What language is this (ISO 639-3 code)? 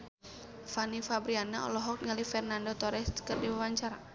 sun